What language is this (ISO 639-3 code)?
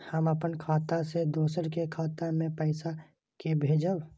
mai